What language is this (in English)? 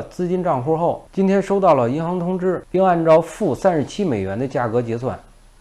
Chinese